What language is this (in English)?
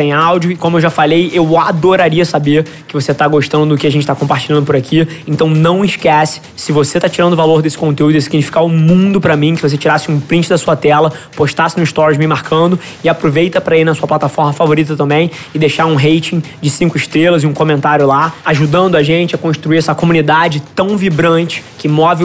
Portuguese